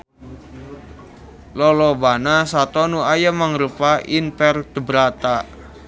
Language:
Sundanese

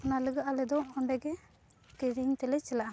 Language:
Santali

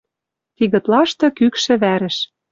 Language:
Western Mari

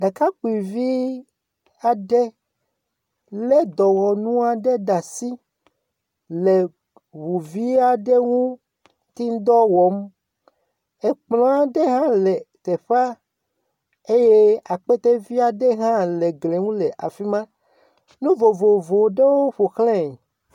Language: Ewe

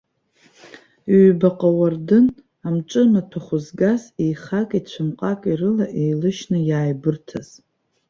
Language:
Abkhazian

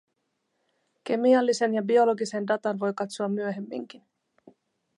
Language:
Finnish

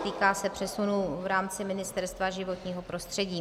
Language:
Czech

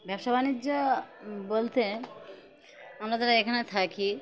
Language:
Bangla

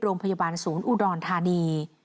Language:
Thai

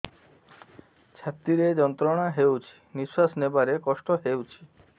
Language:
Odia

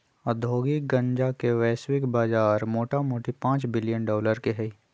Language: Magahi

